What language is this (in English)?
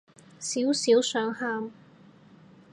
Cantonese